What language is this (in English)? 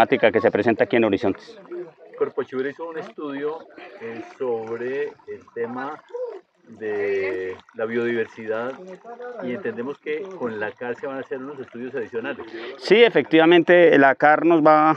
Spanish